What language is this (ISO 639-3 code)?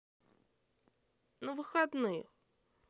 rus